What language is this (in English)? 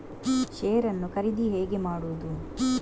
Kannada